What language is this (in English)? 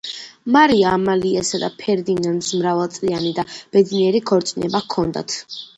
Georgian